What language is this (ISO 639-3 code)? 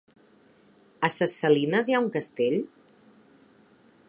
cat